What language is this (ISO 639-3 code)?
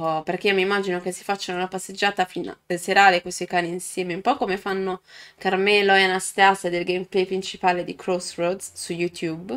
ita